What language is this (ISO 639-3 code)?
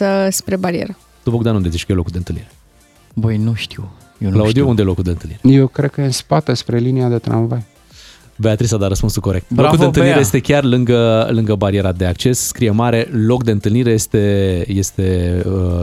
ron